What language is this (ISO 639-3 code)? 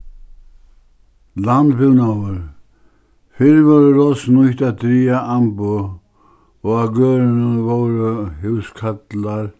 fao